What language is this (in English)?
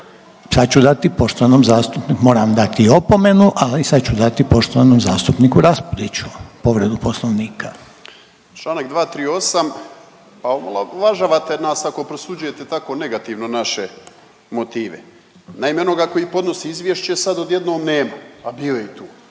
Croatian